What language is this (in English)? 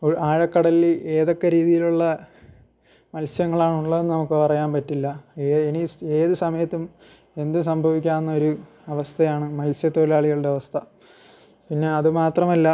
Malayalam